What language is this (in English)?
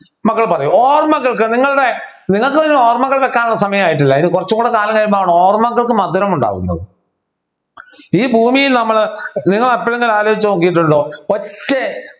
Malayalam